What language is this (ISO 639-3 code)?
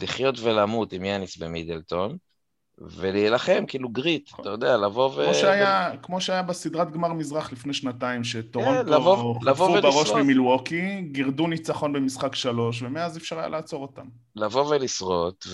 heb